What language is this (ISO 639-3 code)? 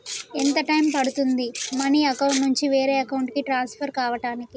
tel